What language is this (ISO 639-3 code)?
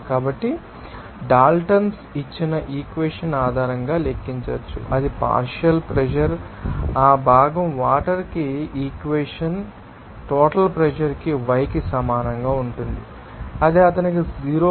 tel